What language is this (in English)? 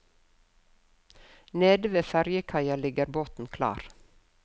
Norwegian